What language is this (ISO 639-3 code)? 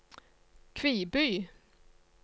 nor